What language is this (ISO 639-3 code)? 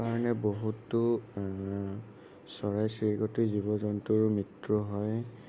asm